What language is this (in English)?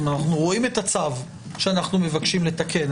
Hebrew